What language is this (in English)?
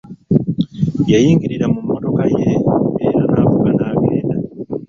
Ganda